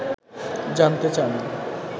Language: Bangla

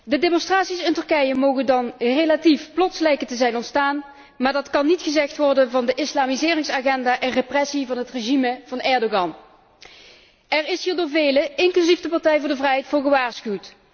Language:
Dutch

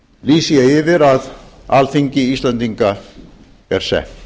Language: Icelandic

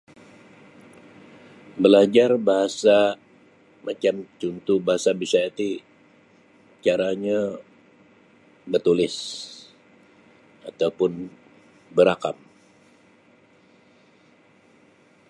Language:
Sabah Bisaya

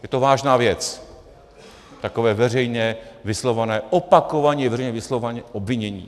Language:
Czech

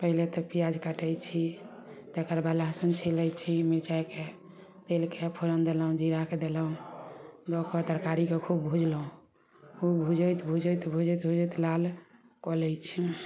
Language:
Maithili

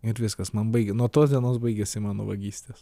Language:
Lithuanian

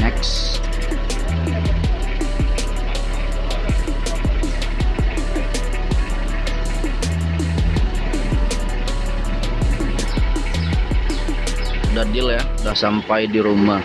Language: Indonesian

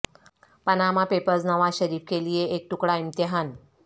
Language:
Urdu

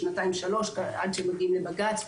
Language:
Hebrew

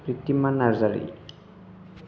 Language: Bodo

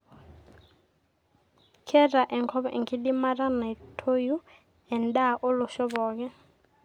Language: Masai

